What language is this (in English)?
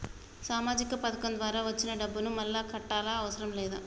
Telugu